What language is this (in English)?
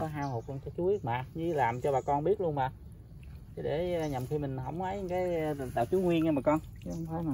Vietnamese